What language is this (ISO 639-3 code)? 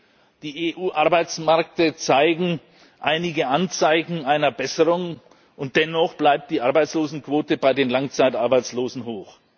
deu